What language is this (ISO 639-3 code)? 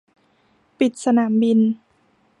tha